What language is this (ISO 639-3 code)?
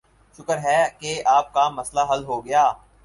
urd